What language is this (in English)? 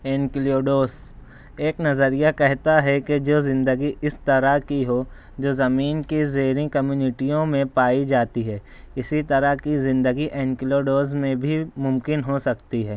Urdu